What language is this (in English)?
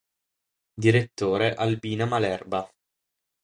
Italian